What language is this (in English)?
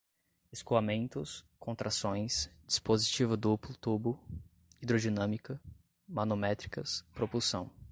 Portuguese